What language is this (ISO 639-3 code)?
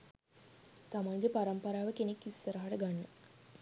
sin